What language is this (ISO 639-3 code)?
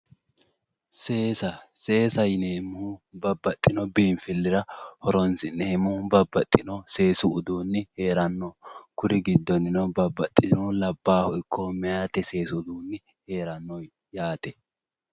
sid